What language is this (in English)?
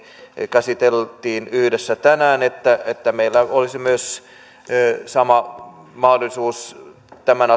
Finnish